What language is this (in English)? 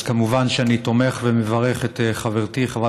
Hebrew